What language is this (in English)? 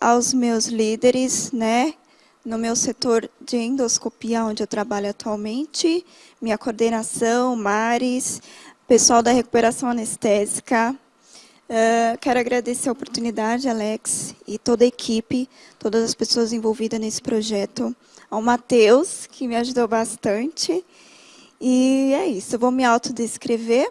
Portuguese